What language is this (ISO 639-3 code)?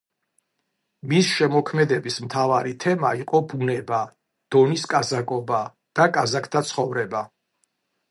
kat